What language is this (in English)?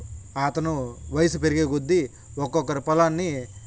Telugu